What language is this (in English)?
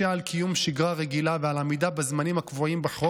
Hebrew